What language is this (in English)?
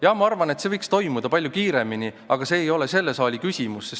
Estonian